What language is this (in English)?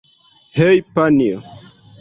Esperanto